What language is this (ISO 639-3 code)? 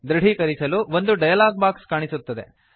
kan